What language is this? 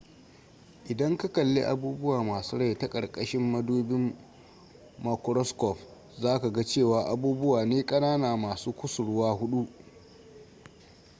Hausa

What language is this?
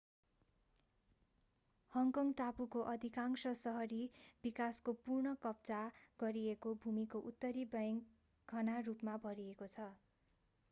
Nepali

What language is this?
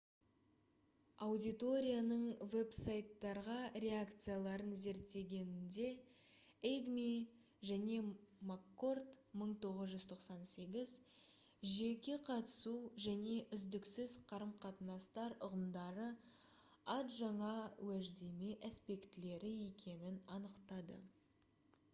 Kazakh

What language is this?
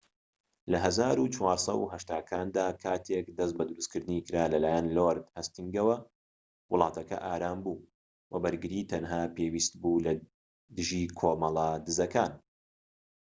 Central Kurdish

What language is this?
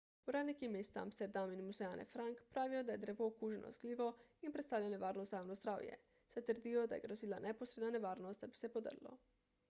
Slovenian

